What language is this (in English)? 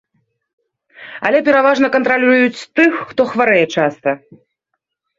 Belarusian